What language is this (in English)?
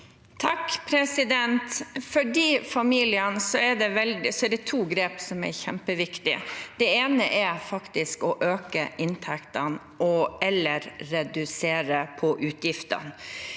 Norwegian